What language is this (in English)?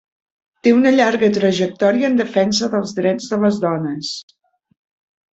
Catalan